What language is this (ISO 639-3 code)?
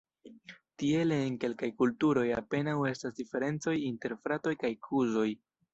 epo